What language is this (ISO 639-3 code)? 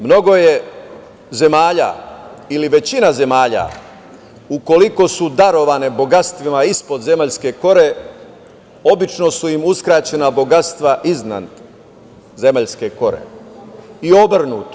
srp